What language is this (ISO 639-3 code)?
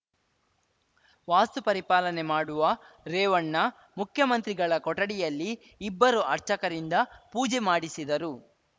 kan